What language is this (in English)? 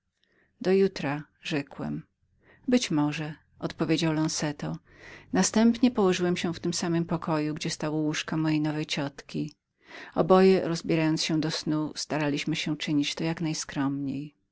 Polish